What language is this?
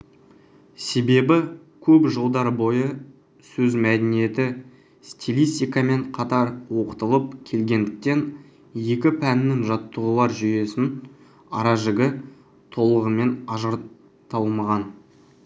Kazakh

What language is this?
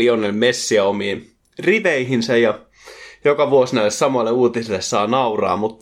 Finnish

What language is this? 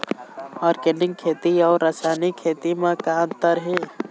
Chhattisgarhi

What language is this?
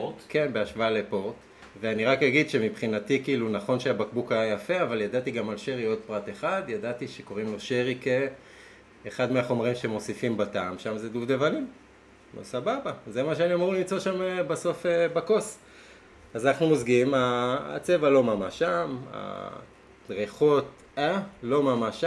Hebrew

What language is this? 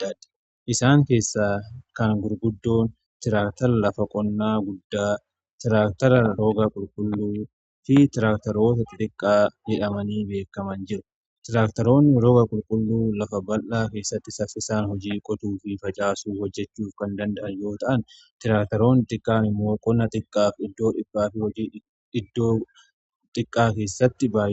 Oromo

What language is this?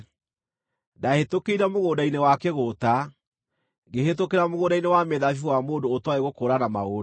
Kikuyu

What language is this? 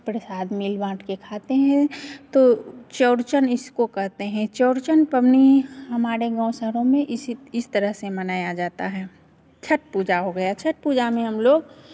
Hindi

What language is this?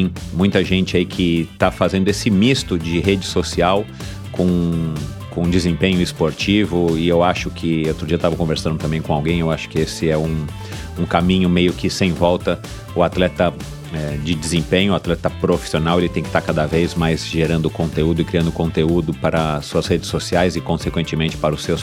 Portuguese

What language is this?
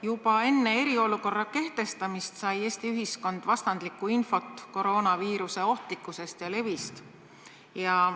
Estonian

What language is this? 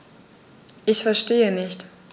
German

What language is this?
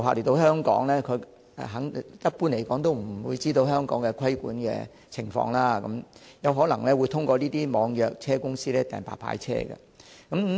Cantonese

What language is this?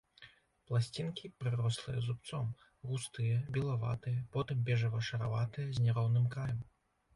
Belarusian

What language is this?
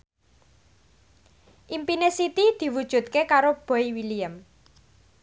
Javanese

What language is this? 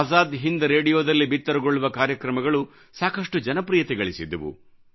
Kannada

